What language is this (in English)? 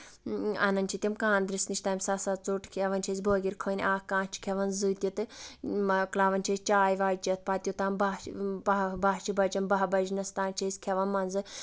Kashmiri